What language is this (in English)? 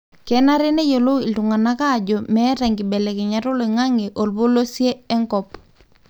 Masai